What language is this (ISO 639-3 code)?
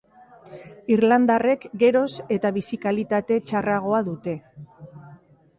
eus